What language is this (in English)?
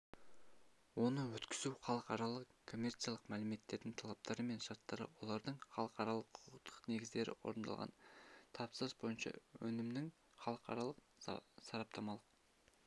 Kazakh